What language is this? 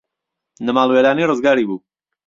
Central Kurdish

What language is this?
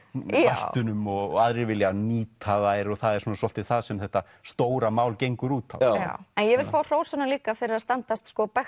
Icelandic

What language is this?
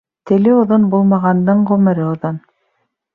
Bashkir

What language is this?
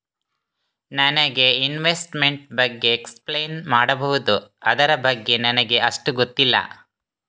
Kannada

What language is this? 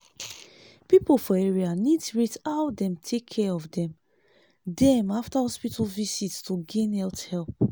Nigerian Pidgin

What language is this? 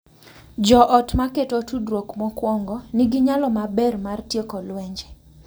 Luo (Kenya and Tanzania)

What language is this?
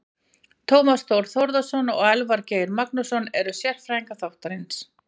Icelandic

